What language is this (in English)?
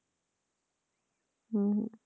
Punjabi